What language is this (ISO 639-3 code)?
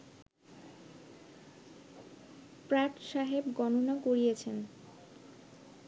ben